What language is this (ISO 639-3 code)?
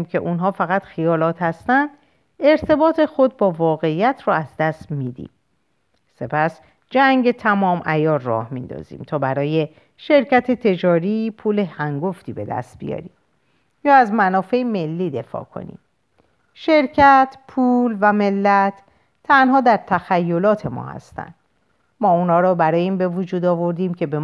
fas